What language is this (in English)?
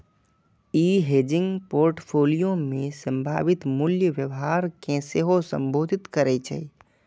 Maithili